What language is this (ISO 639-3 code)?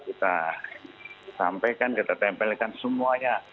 ind